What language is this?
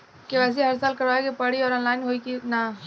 Bhojpuri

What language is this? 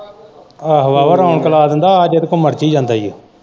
Punjabi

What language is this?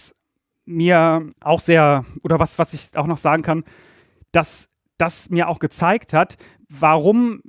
German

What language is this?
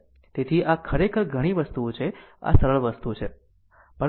Gujarati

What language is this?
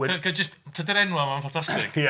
Welsh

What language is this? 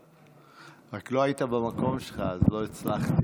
Hebrew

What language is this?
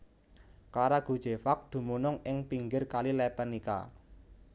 Javanese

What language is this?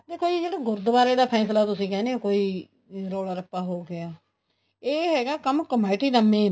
Punjabi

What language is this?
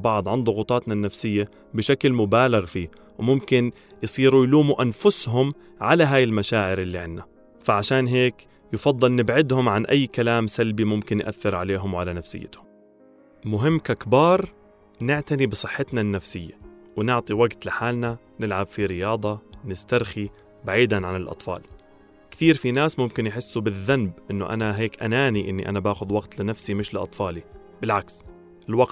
Arabic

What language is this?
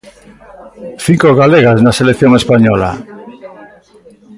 Galician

